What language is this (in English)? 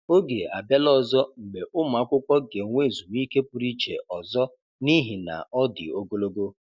Igbo